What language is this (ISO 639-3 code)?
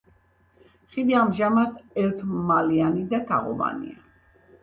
kat